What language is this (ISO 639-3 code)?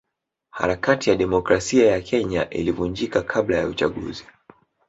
swa